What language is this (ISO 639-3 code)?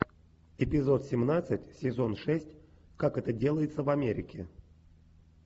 rus